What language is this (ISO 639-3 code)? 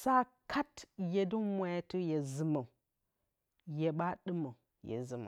bcy